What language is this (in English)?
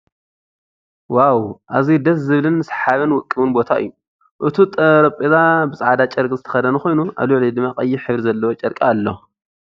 Tigrinya